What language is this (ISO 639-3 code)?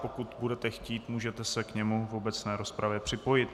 ces